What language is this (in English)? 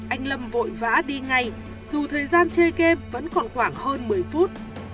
Vietnamese